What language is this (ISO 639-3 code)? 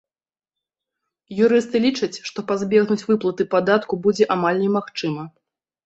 bel